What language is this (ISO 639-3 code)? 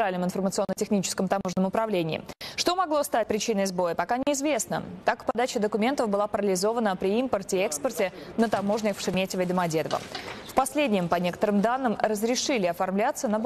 rus